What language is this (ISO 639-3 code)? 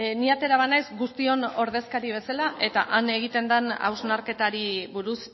eus